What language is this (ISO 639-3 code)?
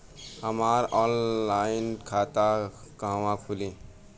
bho